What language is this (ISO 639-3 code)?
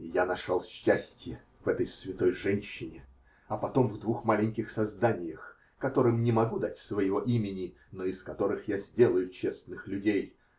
rus